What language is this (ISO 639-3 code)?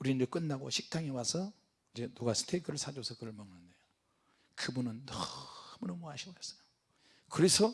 kor